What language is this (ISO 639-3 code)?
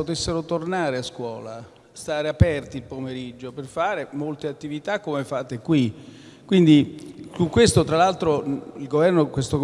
ita